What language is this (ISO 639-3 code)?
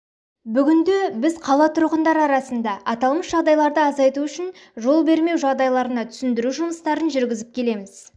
kaz